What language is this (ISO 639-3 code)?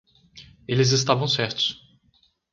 por